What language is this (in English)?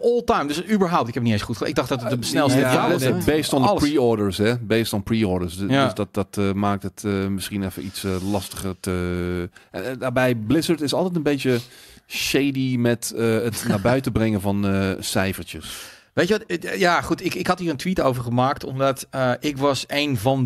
Dutch